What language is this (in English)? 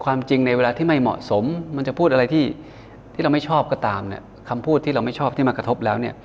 Thai